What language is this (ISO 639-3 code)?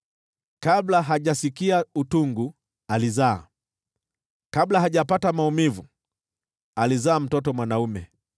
swa